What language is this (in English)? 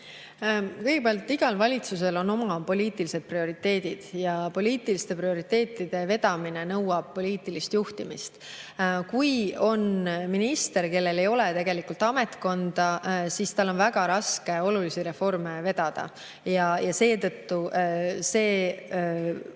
Estonian